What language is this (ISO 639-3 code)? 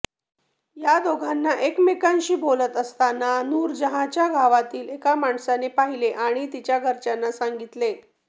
mar